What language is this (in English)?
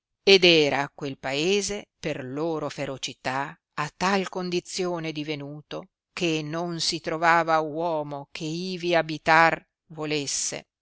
Italian